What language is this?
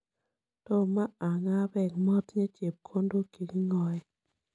Kalenjin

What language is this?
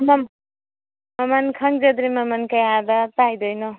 Manipuri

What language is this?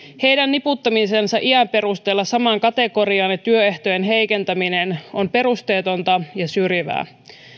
Finnish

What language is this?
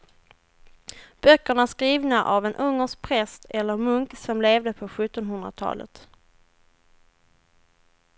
Swedish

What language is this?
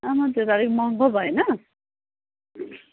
Nepali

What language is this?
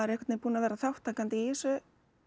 Icelandic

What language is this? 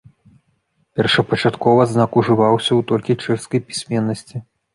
Belarusian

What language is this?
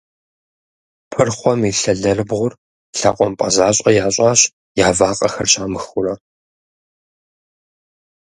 Kabardian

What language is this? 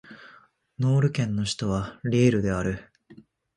Japanese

